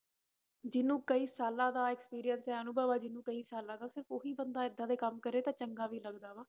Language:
Punjabi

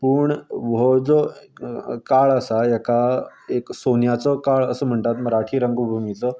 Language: Konkani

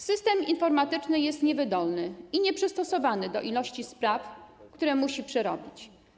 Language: Polish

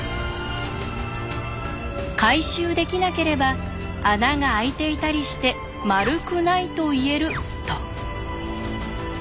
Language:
Japanese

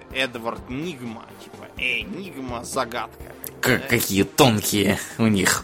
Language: Russian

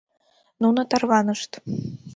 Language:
Mari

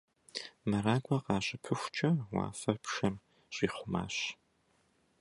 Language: Kabardian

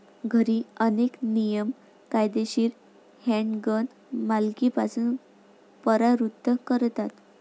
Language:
Marathi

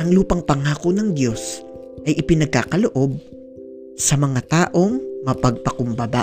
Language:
Filipino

